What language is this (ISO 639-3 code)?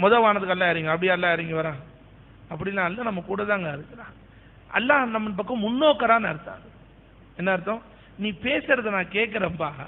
ara